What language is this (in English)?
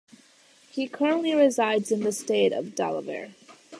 English